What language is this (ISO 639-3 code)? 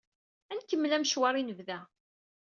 kab